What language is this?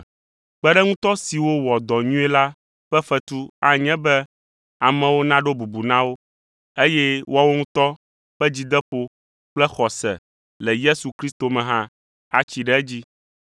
Ewe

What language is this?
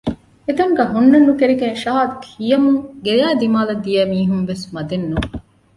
Divehi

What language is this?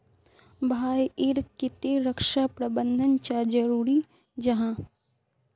Magahi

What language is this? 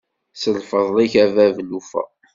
Kabyle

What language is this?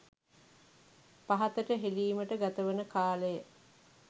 Sinhala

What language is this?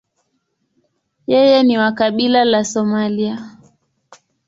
Swahili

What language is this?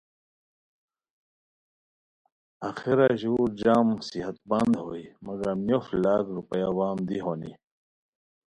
Khowar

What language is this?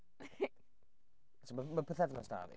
Welsh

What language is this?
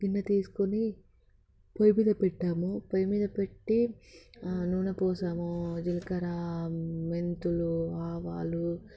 Telugu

